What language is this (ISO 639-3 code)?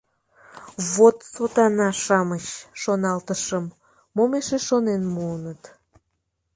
chm